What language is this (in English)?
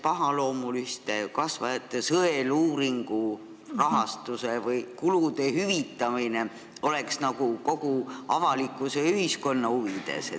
Estonian